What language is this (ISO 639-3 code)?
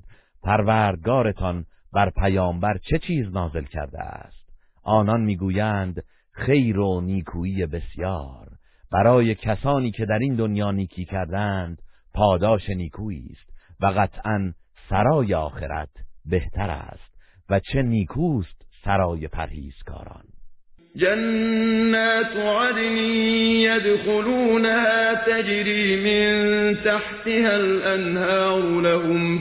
fas